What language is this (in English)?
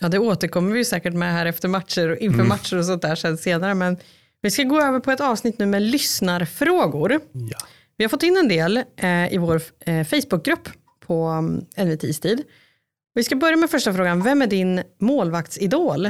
Swedish